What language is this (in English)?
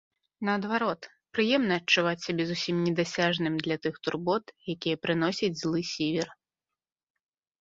Belarusian